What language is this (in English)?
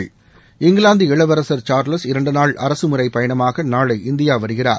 Tamil